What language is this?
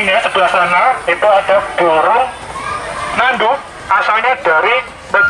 Indonesian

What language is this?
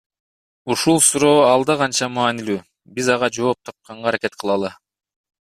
Kyrgyz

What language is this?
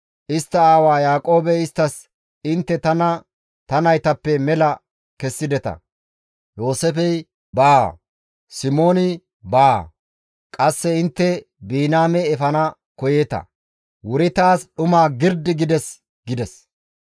Gamo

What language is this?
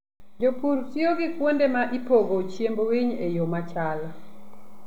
Luo (Kenya and Tanzania)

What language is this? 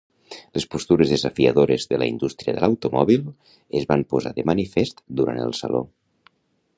Catalan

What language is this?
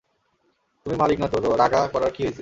Bangla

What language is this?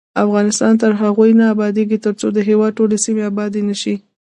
Pashto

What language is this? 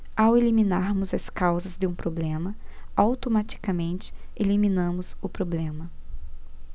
Portuguese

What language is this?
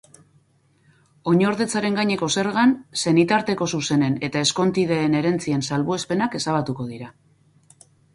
Basque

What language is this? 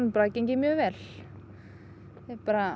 Icelandic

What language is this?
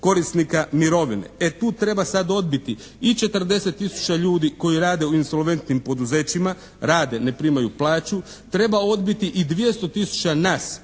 Croatian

